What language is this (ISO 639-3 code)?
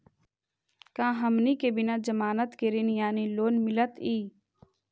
mag